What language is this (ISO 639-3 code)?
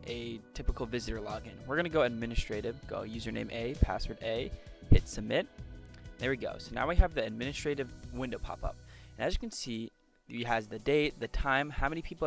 eng